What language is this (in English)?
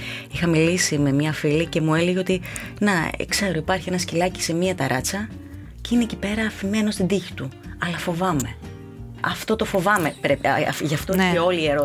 Greek